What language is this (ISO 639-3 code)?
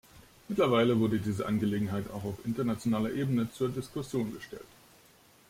deu